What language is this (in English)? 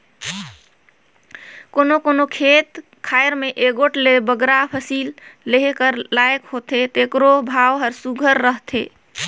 Chhattisgarhi